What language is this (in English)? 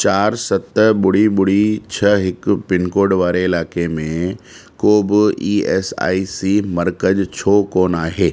Sindhi